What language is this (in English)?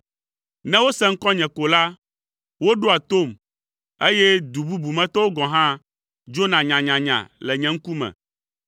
Ewe